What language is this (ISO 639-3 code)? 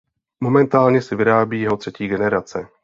ces